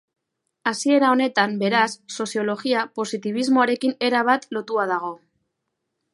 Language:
Basque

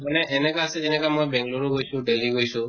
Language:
Assamese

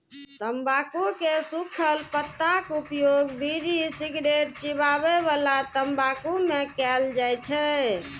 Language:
Maithili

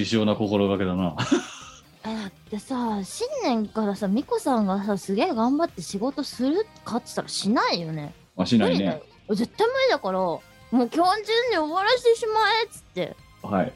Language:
Japanese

